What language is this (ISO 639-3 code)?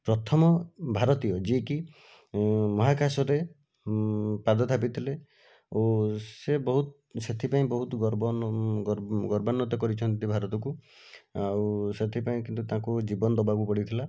ori